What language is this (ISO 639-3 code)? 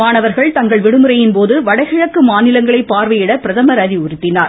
tam